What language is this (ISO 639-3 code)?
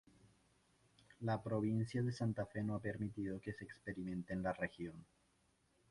spa